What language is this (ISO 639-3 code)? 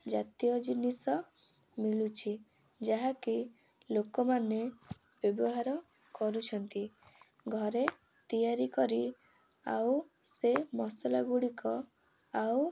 ori